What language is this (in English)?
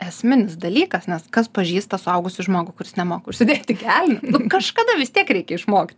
Lithuanian